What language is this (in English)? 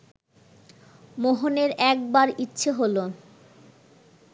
Bangla